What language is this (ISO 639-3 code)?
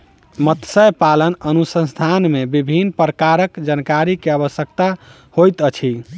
mai